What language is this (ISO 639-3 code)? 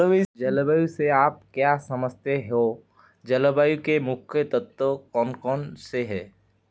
hin